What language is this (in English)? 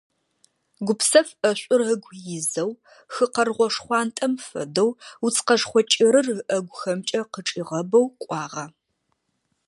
Adyghe